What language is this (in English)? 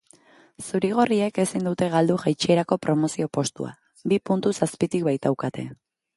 Basque